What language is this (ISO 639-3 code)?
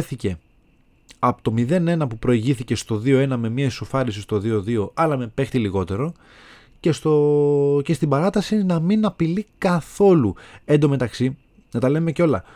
ell